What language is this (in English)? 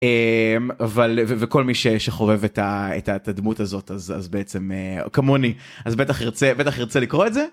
Hebrew